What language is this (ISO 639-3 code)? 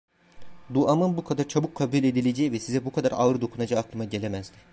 tur